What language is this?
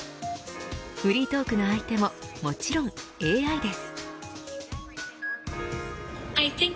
Japanese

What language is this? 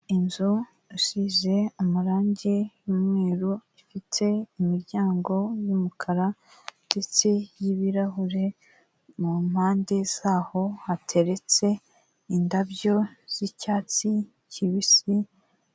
Kinyarwanda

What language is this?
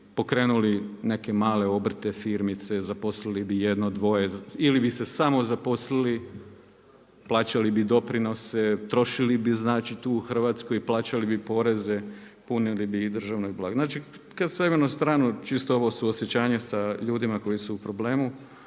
Croatian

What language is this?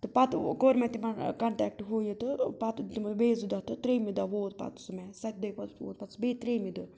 Kashmiri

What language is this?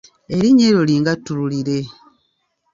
Ganda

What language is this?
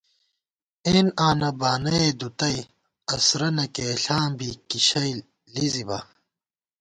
Gawar-Bati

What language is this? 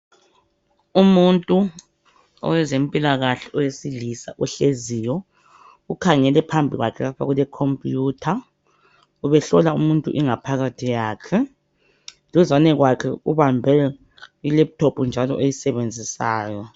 North Ndebele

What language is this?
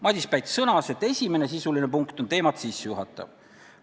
Estonian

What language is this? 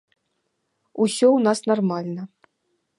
Belarusian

